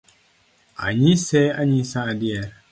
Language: Luo (Kenya and Tanzania)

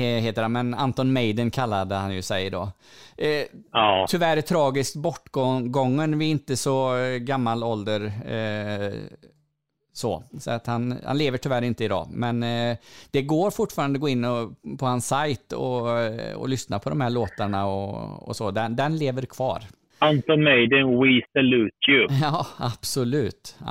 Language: Swedish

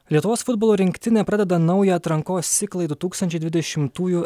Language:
Lithuanian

